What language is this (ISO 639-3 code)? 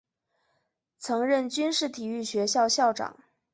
zho